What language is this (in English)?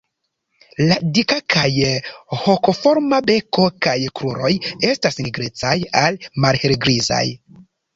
Esperanto